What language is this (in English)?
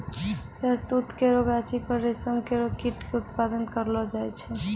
Maithili